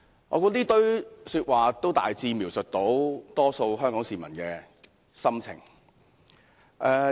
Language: Cantonese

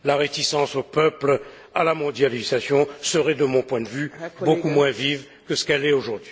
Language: French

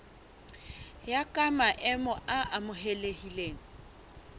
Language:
Southern Sotho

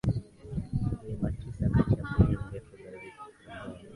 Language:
Swahili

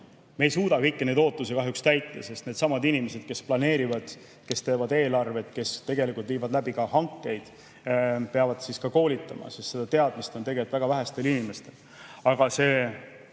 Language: Estonian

